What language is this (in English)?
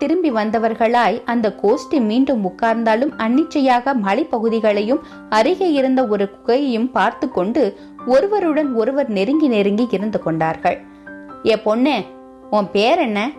Tamil